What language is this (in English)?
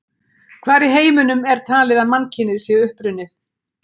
Icelandic